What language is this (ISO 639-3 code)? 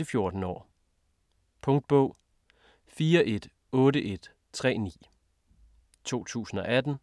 dan